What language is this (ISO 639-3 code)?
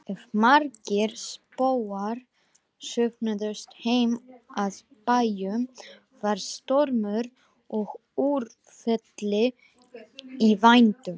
isl